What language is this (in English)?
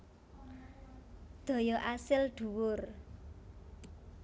Javanese